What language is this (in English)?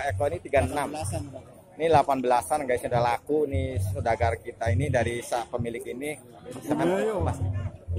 Indonesian